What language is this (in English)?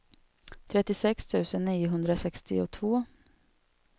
Swedish